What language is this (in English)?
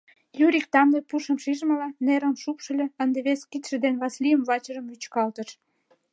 Mari